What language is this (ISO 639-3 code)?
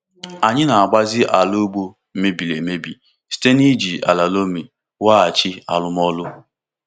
ibo